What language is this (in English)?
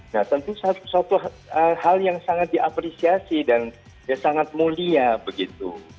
Indonesian